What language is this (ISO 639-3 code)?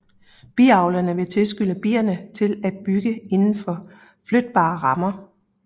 dan